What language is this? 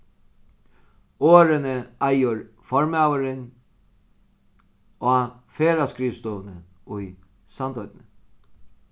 Faroese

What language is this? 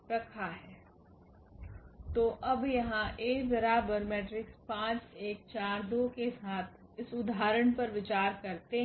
Hindi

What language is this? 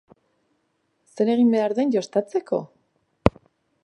Basque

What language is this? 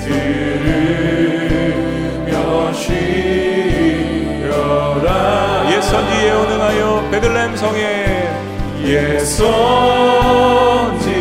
Korean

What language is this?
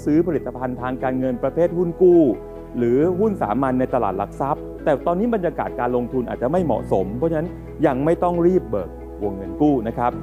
Thai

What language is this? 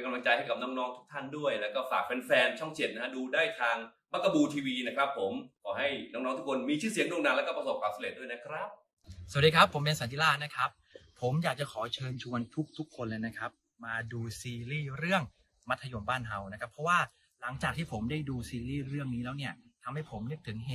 Thai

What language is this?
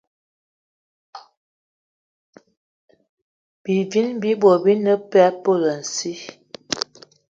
Eton (Cameroon)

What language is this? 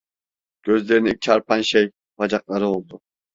Turkish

